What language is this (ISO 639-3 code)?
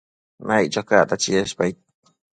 mcf